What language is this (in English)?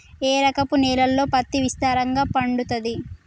Telugu